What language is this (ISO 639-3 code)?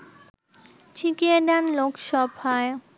ben